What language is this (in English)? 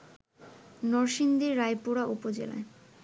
Bangla